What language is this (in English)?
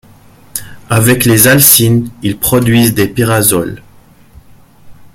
French